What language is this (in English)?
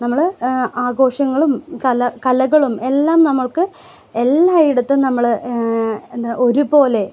Malayalam